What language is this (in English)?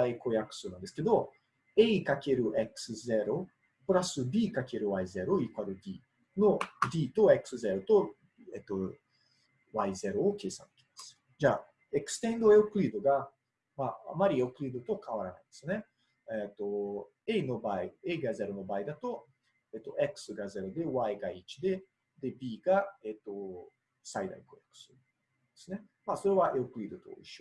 Japanese